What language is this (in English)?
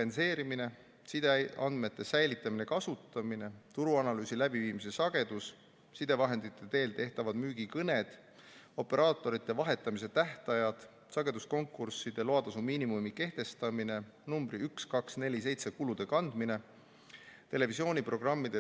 Estonian